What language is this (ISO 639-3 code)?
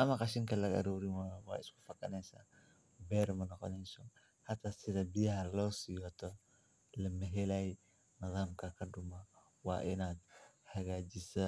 som